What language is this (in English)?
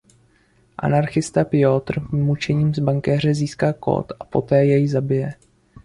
Czech